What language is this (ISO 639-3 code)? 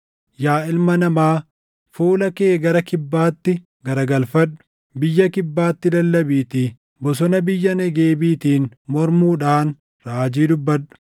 orm